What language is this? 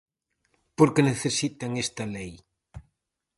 Galician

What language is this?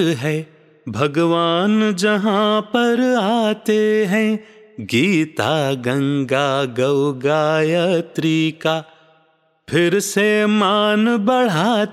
Hindi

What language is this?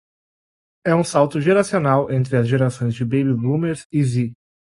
Portuguese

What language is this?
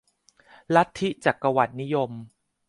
Thai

